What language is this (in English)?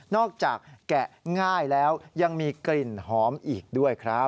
Thai